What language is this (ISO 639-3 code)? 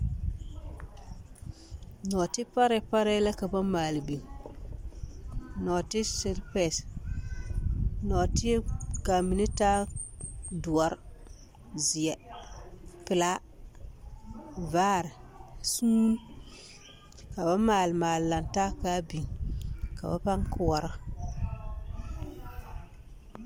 dga